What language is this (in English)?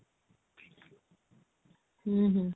Odia